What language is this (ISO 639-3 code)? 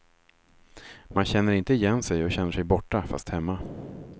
swe